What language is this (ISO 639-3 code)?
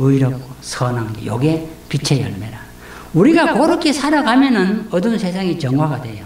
kor